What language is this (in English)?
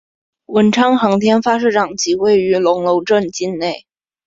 Chinese